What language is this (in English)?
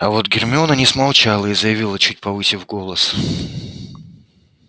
Russian